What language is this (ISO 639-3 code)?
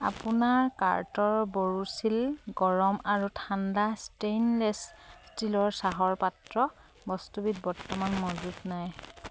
asm